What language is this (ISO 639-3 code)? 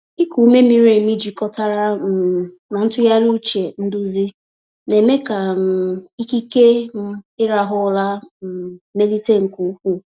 ibo